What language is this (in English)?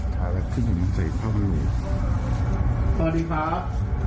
Thai